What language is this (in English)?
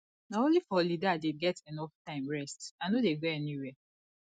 Nigerian Pidgin